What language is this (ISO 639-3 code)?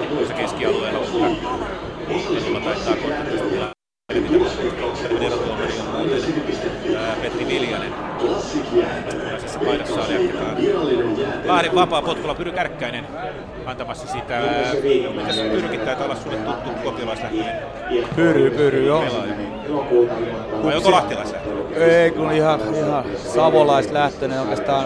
fin